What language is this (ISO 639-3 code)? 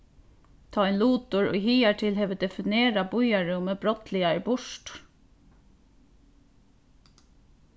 fao